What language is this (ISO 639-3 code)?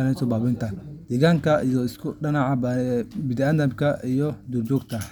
som